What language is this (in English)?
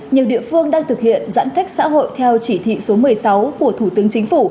Vietnamese